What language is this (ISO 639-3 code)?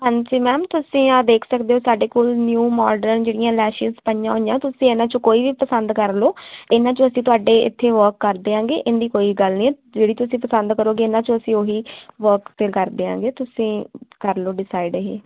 pan